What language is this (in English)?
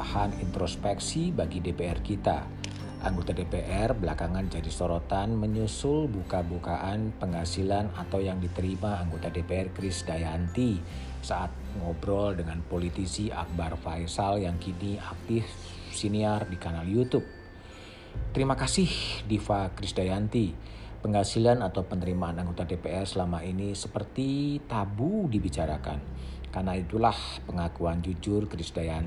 Indonesian